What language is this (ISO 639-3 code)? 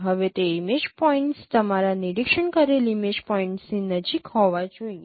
guj